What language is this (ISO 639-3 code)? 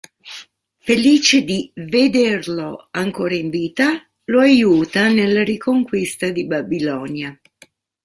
ita